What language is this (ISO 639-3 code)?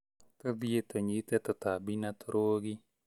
kik